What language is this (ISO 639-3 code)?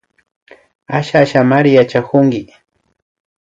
qvi